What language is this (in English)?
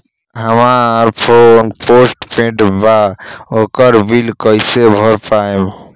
Bhojpuri